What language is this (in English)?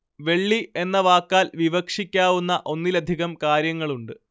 Malayalam